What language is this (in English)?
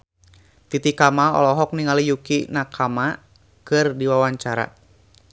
Sundanese